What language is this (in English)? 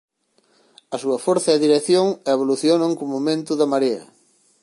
Galician